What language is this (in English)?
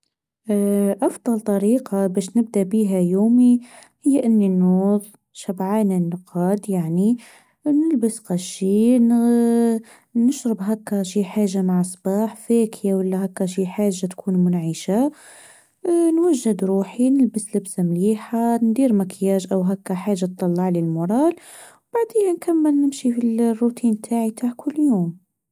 Tunisian Arabic